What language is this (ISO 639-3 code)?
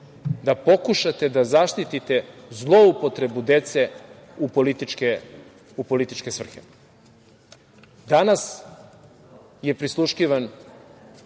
srp